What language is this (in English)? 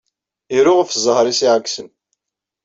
Kabyle